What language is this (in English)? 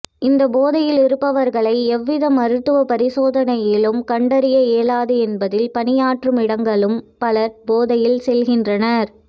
Tamil